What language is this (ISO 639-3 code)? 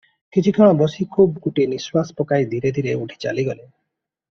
ori